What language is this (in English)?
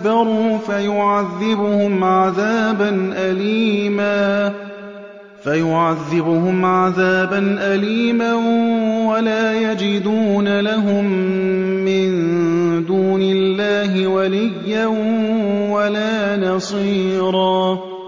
Arabic